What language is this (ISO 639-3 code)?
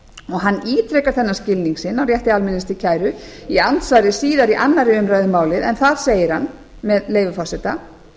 isl